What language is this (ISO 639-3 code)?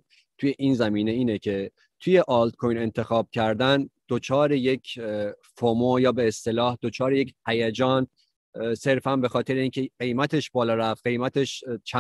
fas